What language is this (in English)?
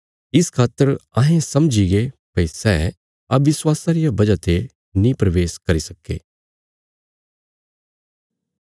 Bilaspuri